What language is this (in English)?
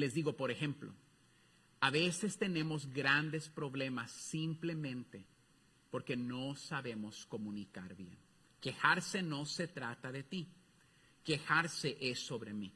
Spanish